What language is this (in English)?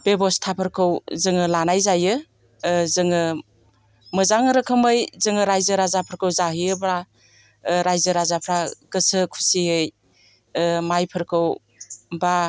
Bodo